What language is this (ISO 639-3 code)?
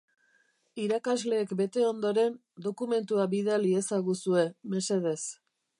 eus